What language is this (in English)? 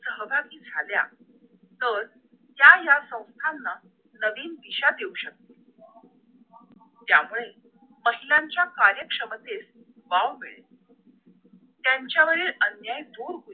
Marathi